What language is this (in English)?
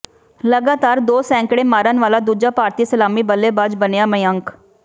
Punjabi